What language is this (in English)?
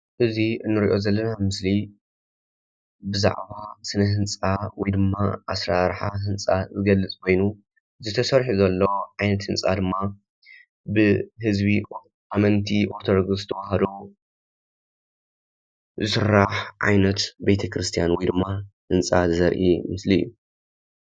Tigrinya